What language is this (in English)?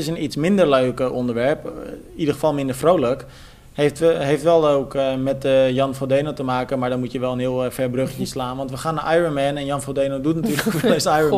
Dutch